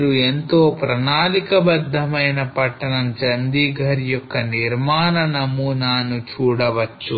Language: Telugu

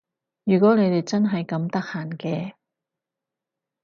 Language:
Cantonese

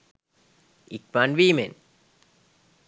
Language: Sinhala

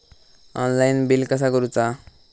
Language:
Marathi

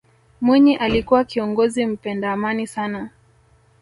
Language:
Swahili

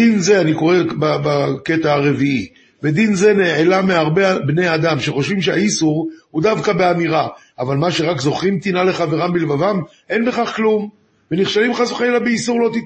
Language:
Hebrew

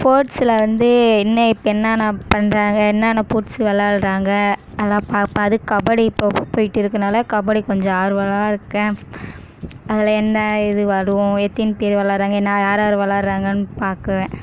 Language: Tamil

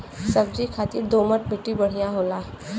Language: Bhojpuri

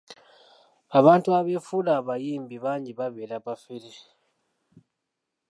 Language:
Ganda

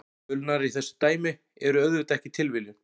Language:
Icelandic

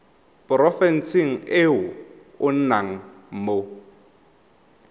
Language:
Tswana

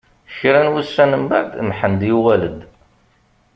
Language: Kabyle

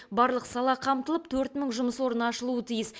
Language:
Kazakh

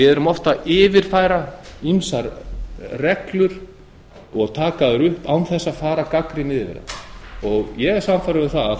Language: Icelandic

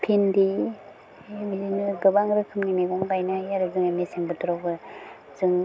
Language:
Bodo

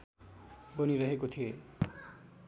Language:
Nepali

